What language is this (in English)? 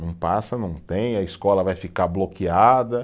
Portuguese